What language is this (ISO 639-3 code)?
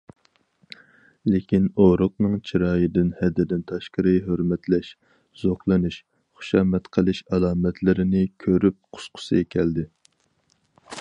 uig